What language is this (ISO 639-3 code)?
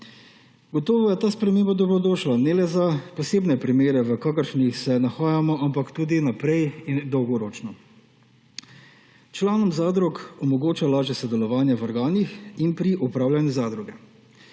slv